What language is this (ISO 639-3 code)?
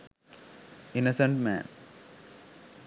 sin